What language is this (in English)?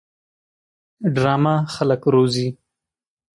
Pashto